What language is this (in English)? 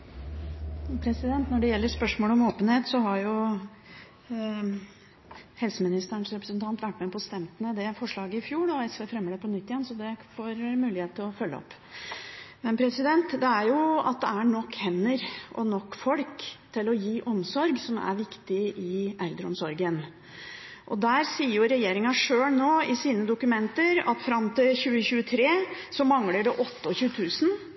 Norwegian